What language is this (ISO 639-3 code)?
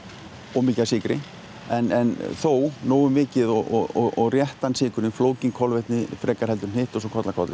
isl